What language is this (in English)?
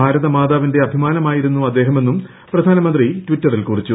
Malayalam